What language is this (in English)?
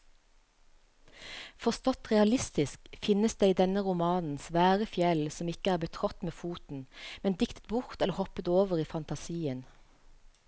Norwegian